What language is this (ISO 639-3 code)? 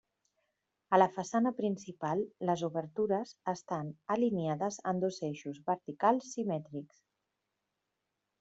cat